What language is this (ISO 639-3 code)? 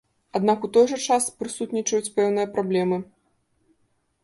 bel